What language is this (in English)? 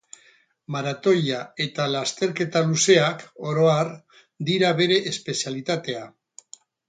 Basque